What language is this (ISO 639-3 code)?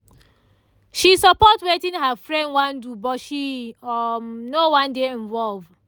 pcm